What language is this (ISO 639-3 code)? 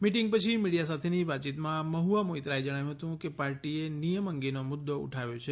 guj